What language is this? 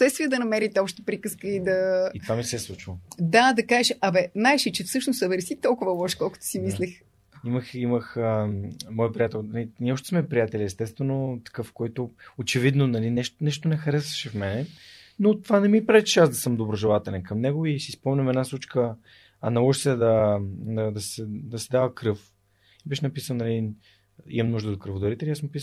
Bulgarian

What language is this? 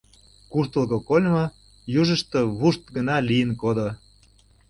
Mari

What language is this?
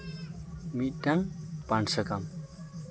Santali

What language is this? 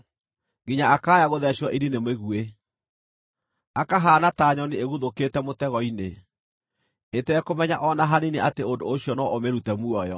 Kikuyu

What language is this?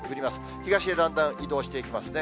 Japanese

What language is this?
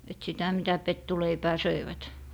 Finnish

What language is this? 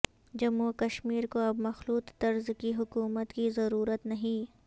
Urdu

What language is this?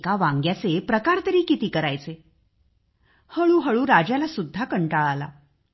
Marathi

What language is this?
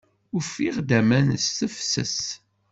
Kabyle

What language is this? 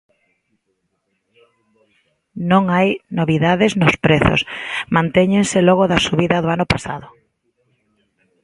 Galician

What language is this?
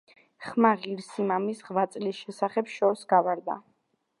Georgian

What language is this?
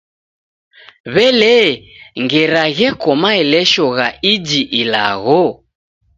Taita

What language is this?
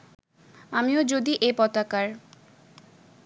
Bangla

